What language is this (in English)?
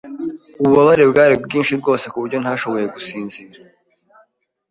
Kinyarwanda